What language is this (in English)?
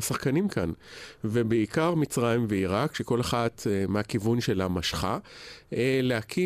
Hebrew